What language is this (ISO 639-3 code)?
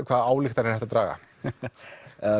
isl